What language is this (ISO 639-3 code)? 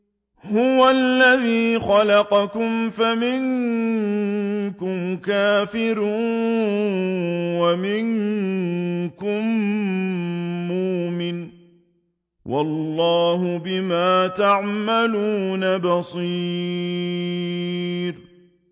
ara